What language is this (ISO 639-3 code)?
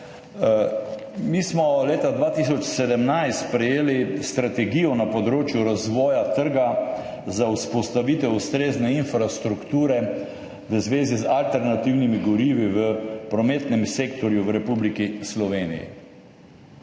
slv